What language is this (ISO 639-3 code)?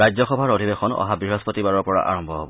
asm